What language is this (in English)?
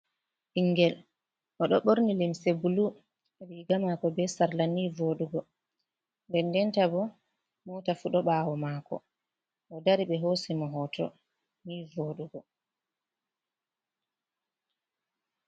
Fula